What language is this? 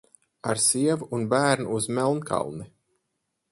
Latvian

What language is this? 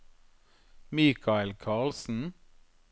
Norwegian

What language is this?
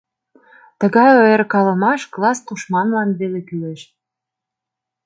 Mari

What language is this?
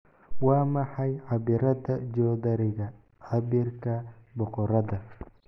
Somali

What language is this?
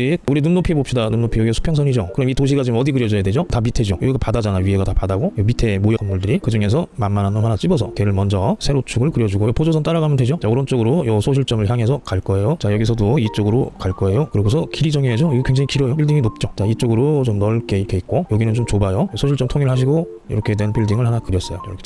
Korean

